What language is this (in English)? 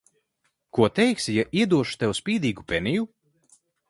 Latvian